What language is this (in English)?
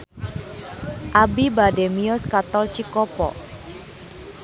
Sundanese